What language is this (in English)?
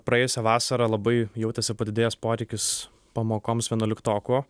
Lithuanian